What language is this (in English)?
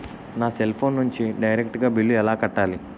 Telugu